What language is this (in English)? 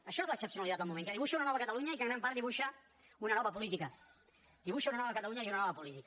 Catalan